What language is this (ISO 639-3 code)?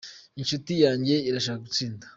kin